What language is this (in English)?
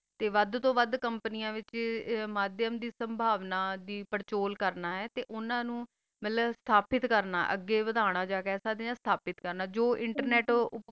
Punjabi